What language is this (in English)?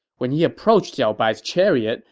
English